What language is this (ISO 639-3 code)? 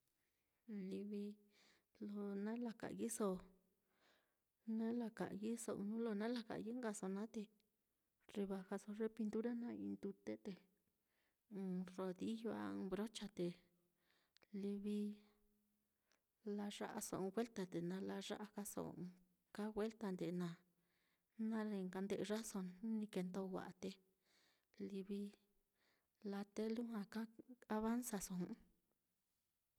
vmm